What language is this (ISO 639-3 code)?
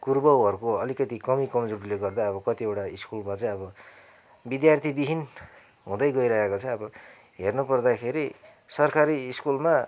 nep